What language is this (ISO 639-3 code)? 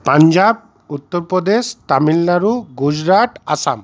ben